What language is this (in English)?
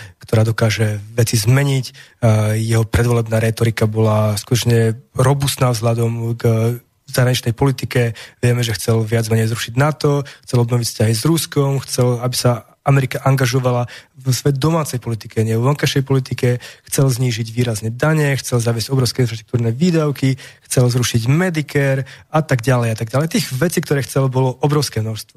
Slovak